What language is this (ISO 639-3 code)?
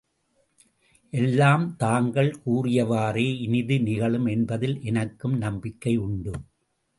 tam